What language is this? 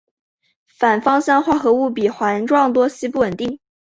Chinese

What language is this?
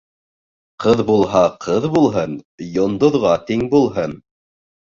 Bashkir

